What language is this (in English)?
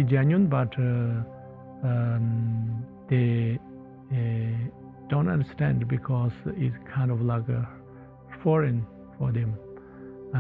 English